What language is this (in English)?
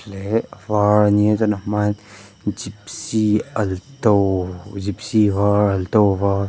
Mizo